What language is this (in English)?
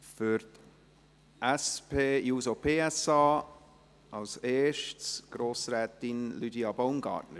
Swiss German